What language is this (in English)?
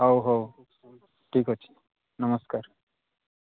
Odia